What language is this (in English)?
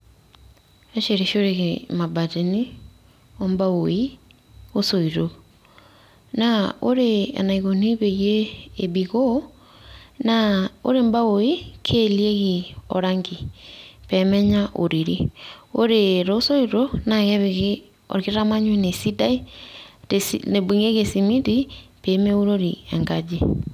Masai